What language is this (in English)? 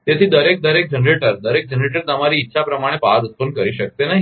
Gujarati